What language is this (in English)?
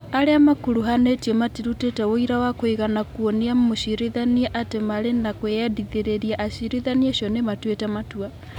Kikuyu